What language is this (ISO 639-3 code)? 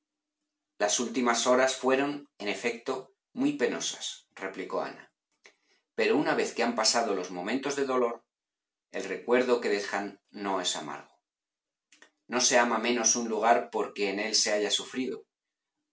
spa